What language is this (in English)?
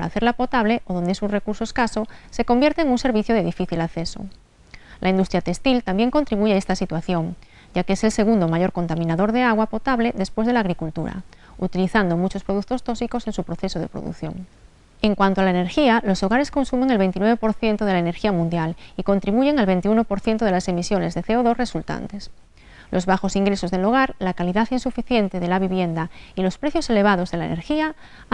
Spanish